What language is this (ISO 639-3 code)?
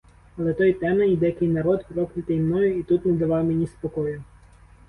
ukr